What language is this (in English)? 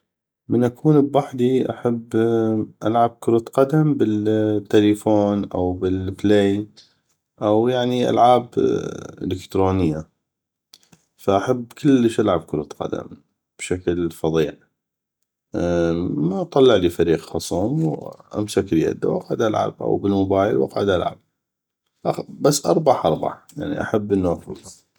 North Mesopotamian Arabic